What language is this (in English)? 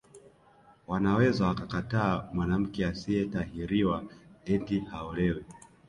Swahili